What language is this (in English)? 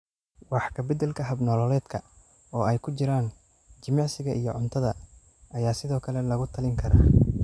Somali